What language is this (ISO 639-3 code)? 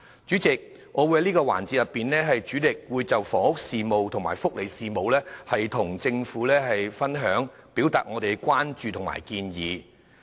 yue